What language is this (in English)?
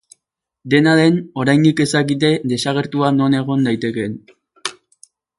Basque